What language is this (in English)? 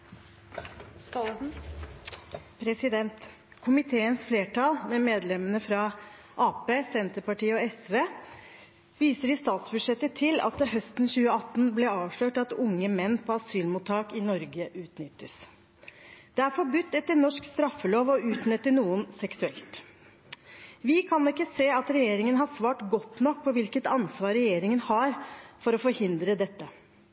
Norwegian Bokmål